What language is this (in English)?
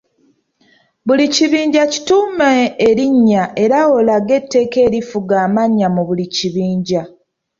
Ganda